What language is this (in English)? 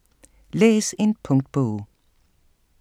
Danish